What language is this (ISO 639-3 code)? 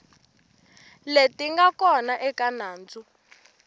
tso